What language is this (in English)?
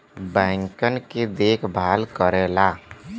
Bhojpuri